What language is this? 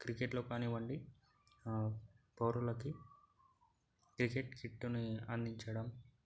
Telugu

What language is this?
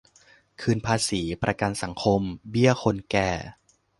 Thai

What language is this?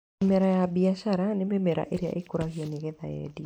Kikuyu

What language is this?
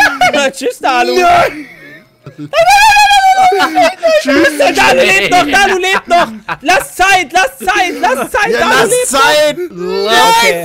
German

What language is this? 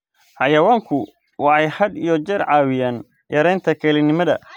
Somali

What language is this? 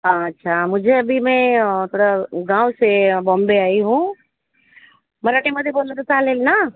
Marathi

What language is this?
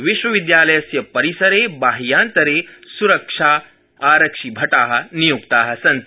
Sanskrit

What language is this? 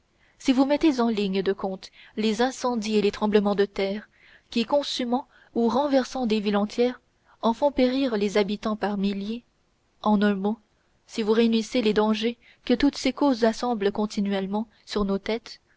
French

